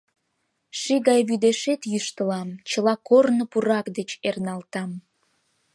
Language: Mari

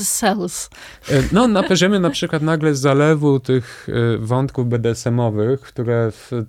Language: Polish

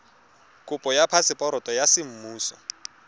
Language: Tswana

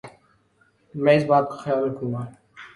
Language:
Urdu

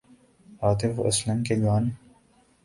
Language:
Urdu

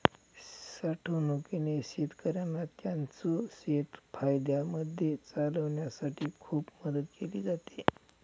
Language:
Marathi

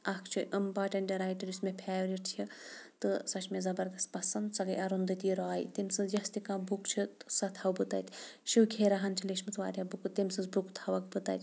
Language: Kashmiri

